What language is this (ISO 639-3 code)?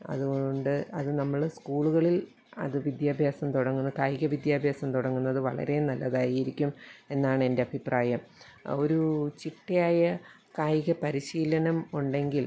mal